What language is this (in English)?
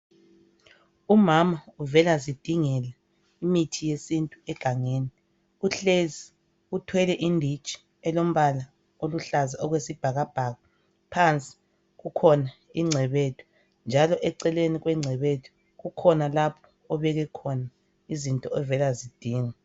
North Ndebele